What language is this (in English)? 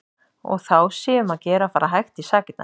Icelandic